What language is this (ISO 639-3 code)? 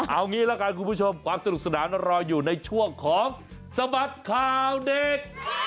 tha